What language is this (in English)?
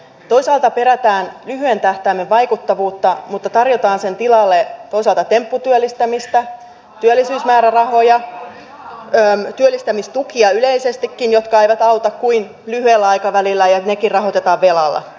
Finnish